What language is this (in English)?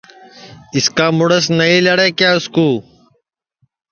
Sansi